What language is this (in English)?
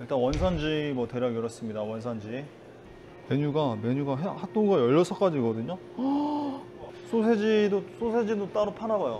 Korean